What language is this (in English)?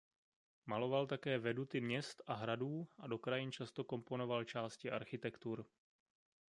Czech